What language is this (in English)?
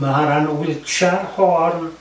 Welsh